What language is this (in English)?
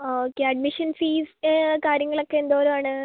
Malayalam